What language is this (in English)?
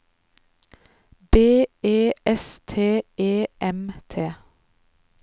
Norwegian